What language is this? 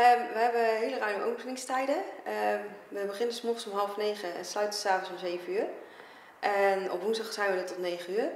Dutch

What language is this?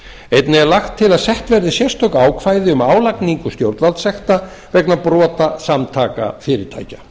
Icelandic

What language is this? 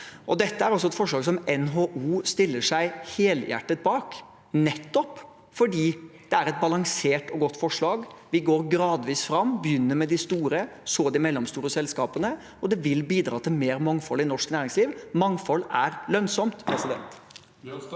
Norwegian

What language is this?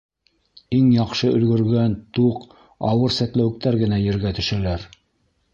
Bashkir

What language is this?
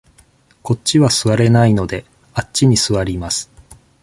Japanese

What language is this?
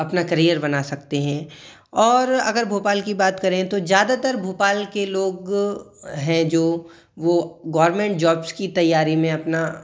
Hindi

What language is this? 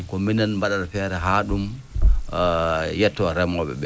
Fula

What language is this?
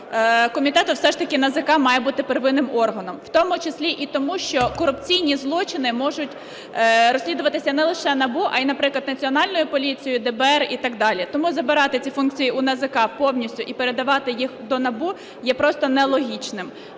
Ukrainian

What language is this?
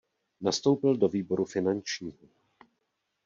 Czech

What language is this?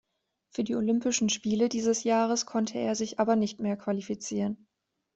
German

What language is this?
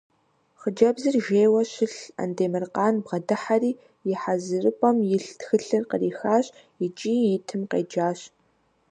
Kabardian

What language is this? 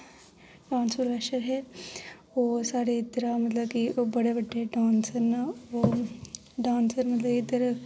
Dogri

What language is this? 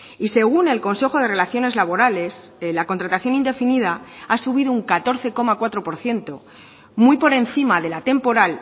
Spanish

